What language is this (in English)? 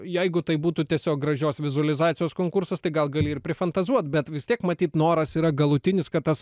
Lithuanian